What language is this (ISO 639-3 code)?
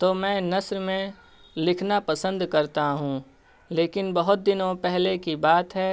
urd